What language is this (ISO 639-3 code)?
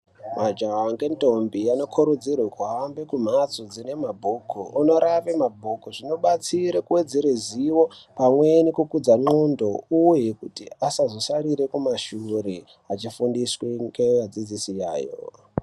ndc